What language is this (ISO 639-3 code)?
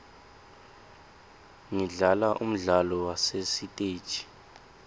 ssw